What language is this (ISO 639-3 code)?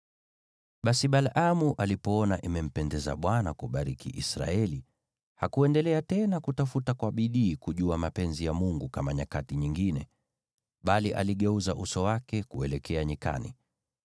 swa